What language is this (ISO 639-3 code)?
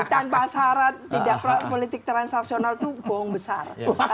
ind